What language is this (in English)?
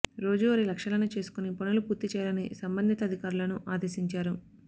Telugu